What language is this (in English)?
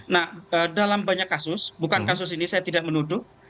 Indonesian